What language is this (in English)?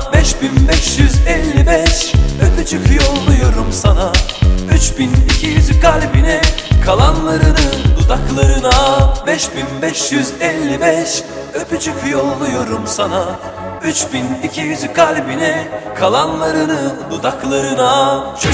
Turkish